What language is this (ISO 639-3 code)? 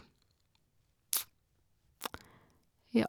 nor